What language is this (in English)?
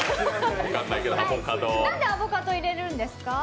Japanese